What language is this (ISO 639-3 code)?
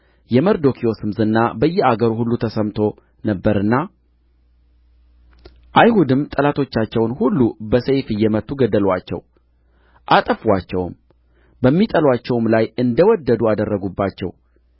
amh